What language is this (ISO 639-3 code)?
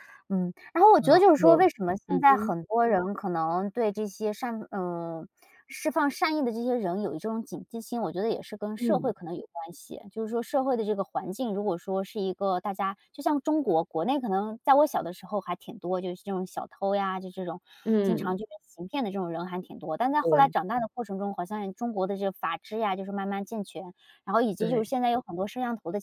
zho